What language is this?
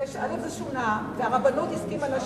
Hebrew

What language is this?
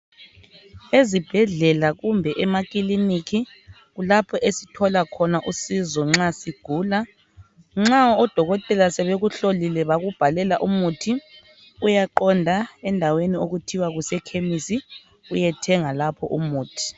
North Ndebele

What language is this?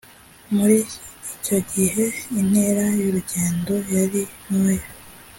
Kinyarwanda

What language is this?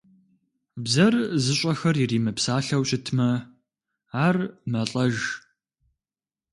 Kabardian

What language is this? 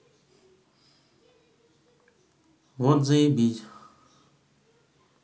Russian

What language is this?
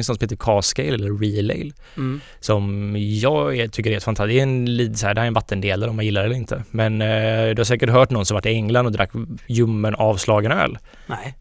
Swedish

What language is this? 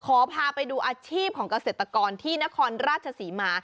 Thai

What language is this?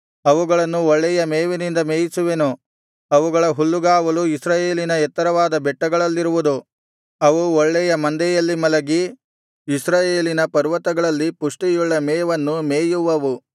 Kannada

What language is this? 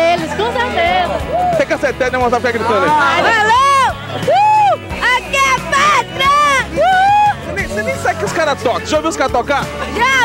Portuguese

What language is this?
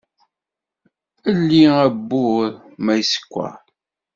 Kabyle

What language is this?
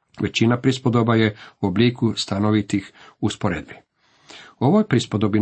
Croatian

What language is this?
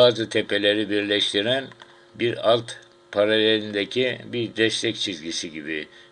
Turkish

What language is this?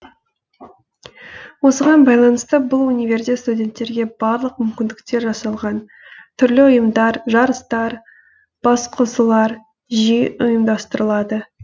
Kazakh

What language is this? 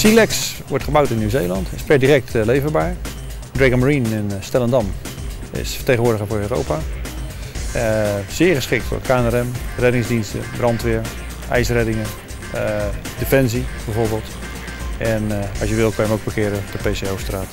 Dutch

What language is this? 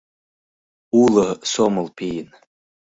Mari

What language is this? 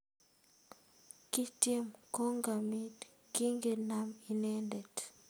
Kalenjin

